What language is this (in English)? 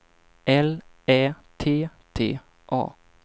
Swedish